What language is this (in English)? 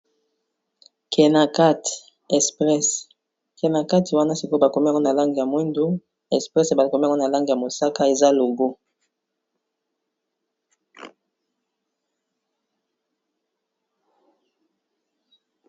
Lingala